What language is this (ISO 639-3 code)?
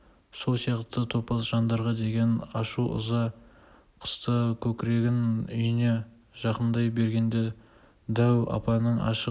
kaz